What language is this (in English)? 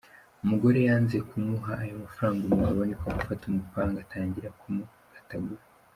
Kinyarwanda